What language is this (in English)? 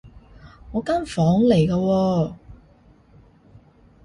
Cantonese